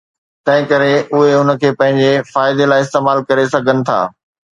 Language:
Sindhi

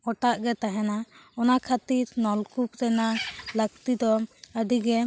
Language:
Santali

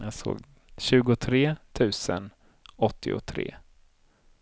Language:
Swedish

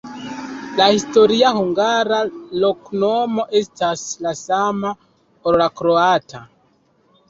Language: Esperanto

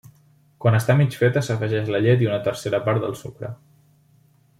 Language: Catalan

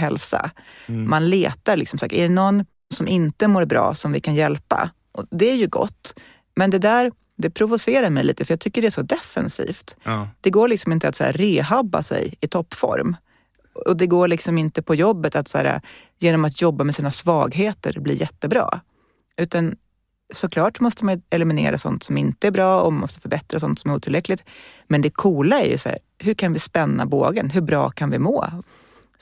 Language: Swedish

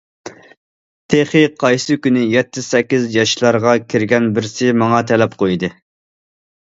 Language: Uyghur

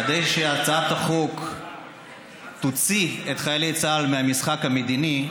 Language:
Hebrew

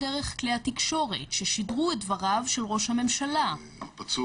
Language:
Hebrew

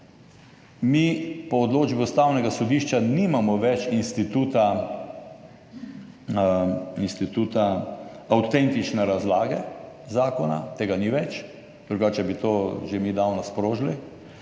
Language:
Slovenian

